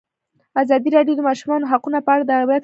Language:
Pashto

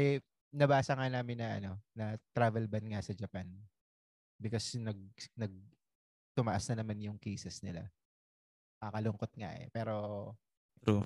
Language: Filipino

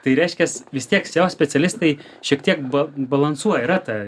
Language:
Lithuanian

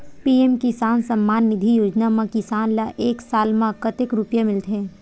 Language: Chhattisgarhi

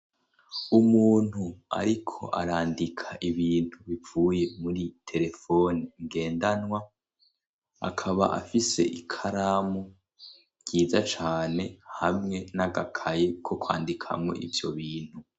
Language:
Rundi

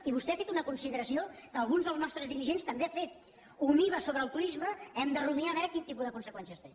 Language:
Catalan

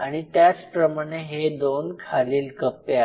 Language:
Marathi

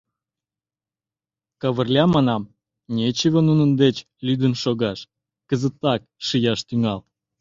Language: Mari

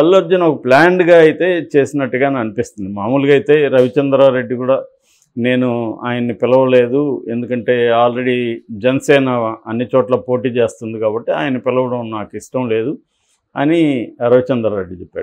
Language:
Telugu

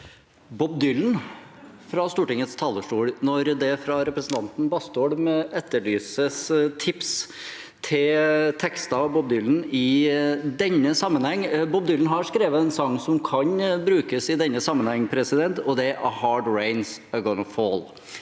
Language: Norwegian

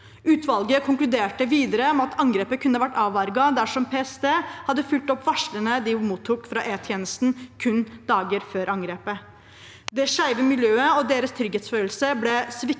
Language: Norwegian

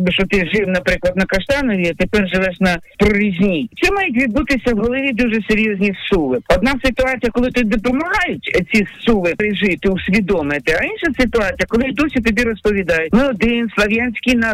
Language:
Ukrainian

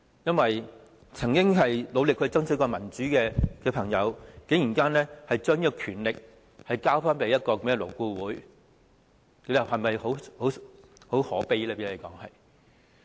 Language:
Cantonese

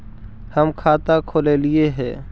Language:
Magahi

